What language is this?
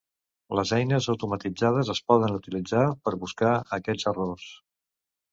Catalan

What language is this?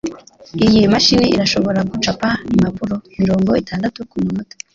Kinyarwanda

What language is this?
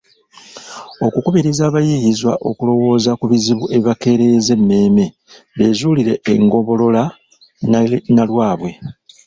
Ganda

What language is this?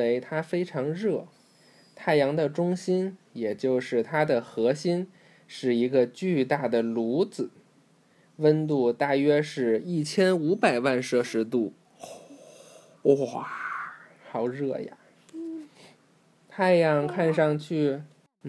Chinese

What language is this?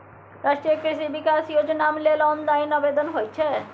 Maithili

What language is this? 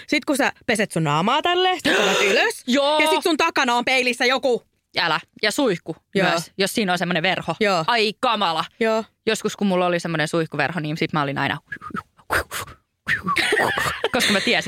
Finnish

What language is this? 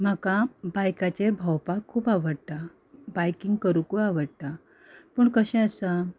Konkani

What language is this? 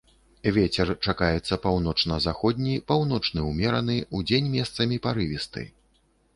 Belarusian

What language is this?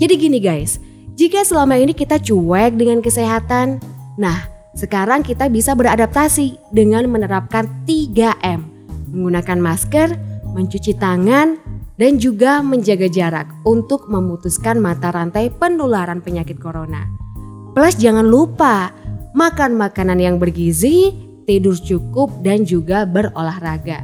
Indonesian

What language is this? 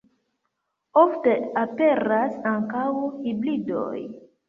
Esperanto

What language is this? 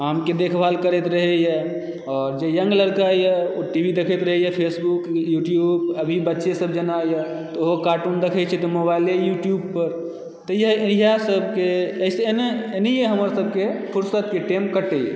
Maithili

